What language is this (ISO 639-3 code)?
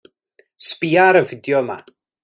cym